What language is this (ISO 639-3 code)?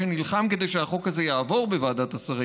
heb